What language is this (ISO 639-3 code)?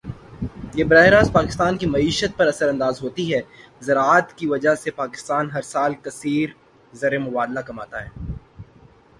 urd